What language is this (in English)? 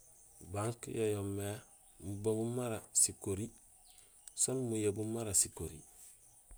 Gusilay